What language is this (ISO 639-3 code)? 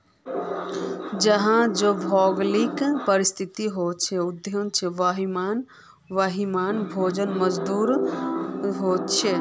mag